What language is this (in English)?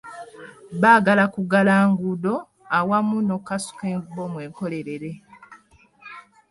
Ganda